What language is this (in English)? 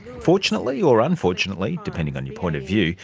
English